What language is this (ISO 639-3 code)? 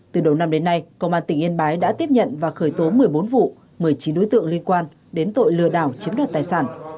vie